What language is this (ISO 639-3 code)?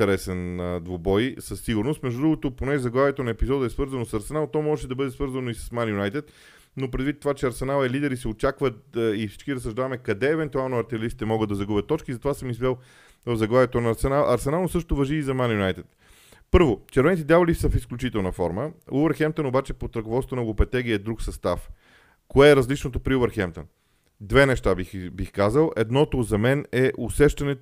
bul